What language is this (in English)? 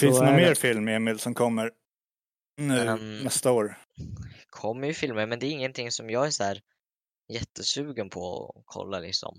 Swedish